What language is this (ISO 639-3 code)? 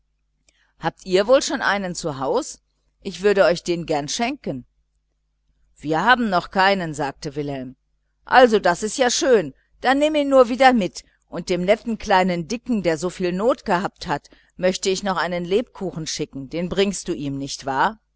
deu